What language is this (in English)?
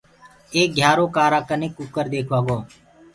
Gurgula